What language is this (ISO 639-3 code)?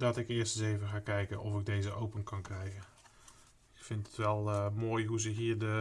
nld